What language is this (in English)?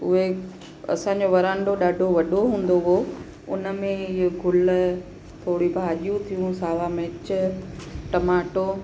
Sindhi